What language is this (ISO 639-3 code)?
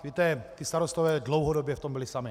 ces